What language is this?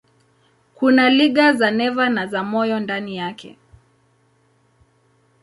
Swahili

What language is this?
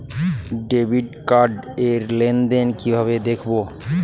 Bangla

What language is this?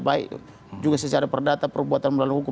Indonesian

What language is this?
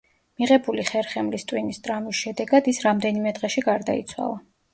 Georgian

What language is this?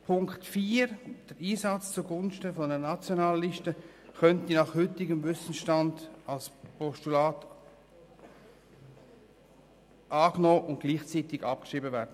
Swiss German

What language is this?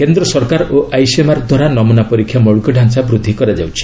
Odia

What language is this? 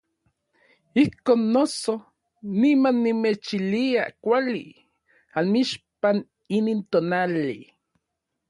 Orizaba Nahuatl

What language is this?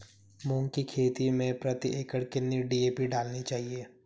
Hindi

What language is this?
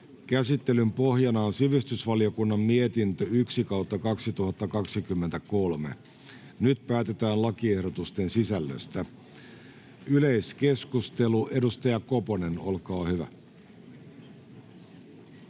Finnish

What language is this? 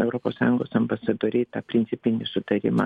Lithuanian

